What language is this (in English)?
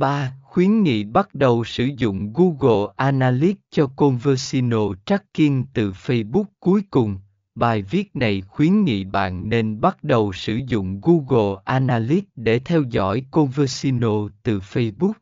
Vietnamese